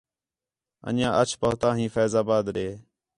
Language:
Khetrani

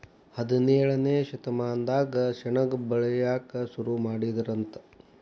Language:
Kannada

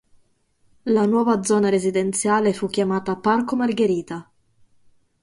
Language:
Italian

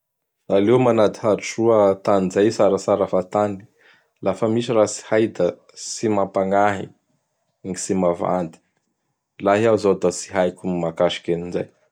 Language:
Bara Malagasy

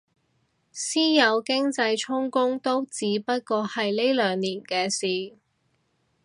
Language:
Cantonese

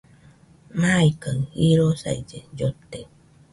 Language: Nüpode Huitoto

